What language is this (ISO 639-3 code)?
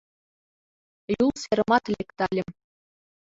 chm